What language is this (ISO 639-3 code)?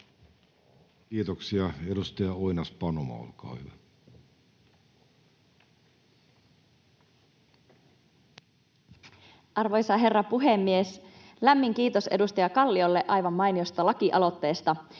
fin